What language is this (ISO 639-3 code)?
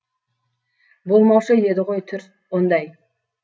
kaz